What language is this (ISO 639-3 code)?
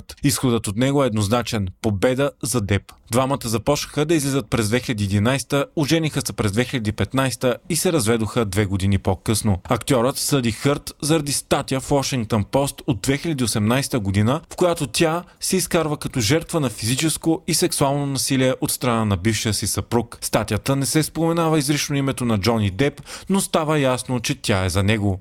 bul